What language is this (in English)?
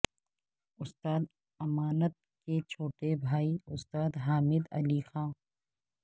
Urdu